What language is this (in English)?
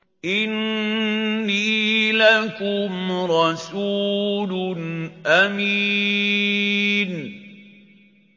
Arabic